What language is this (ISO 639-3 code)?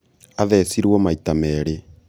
kik